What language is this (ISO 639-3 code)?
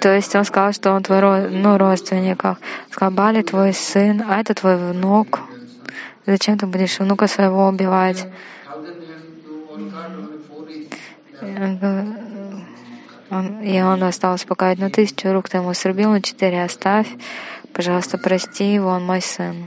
rus